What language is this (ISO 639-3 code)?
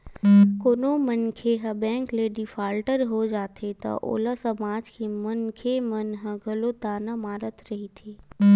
hne